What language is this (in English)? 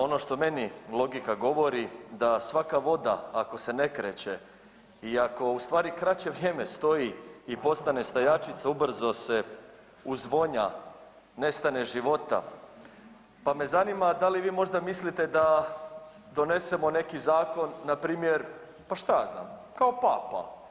Croatian